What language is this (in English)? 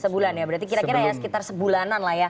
Indonesian